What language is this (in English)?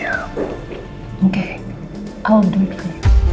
Indonesian